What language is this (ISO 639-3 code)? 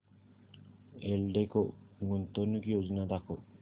mar